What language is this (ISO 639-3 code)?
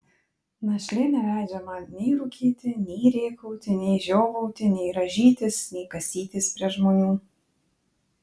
lit